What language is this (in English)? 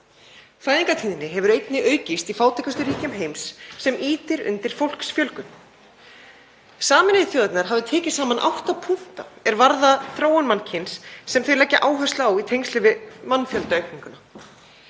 Icelandic